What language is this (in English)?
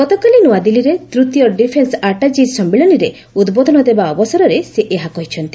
Odia